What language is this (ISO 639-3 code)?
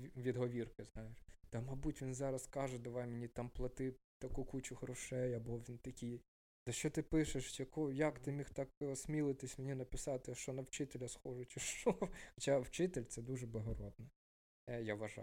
ukr